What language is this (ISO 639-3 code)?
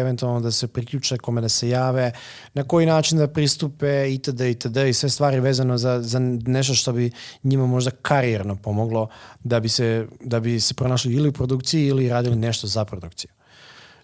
hrv